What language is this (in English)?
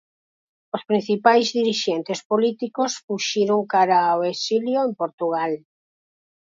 Galician